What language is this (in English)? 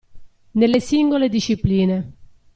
Italian